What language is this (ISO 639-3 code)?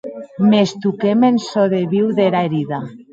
oci